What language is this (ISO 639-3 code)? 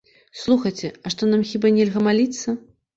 bel